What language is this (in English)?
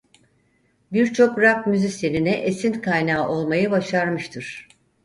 Turkish